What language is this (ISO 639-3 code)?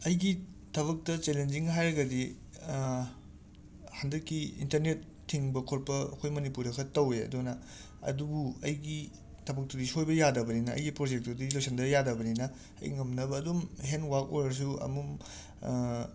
mni